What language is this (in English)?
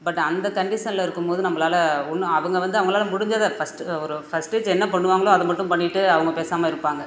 Tamil